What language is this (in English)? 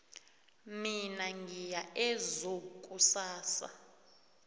South Ndebele